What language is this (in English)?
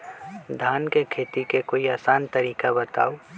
Magahi